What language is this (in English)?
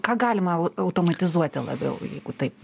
Lithuanian